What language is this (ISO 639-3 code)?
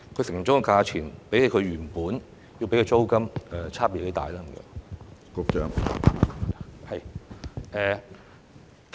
yue